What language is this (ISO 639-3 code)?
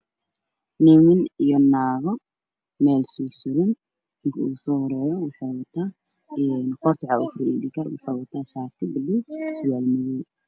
som